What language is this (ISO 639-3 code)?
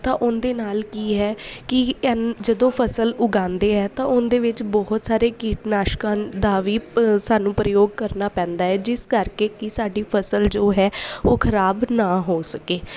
pan